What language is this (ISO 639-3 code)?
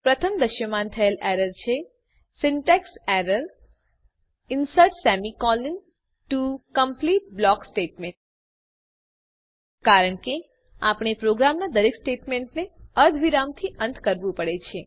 guj